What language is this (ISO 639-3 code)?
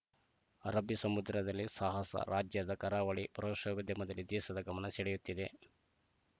kan